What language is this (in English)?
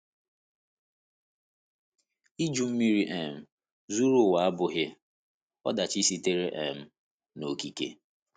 Igbo